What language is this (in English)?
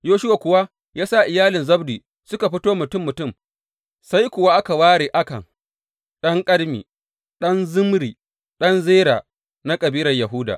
Hausa